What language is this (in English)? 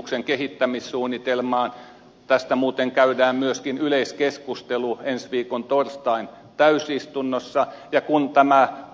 Finnish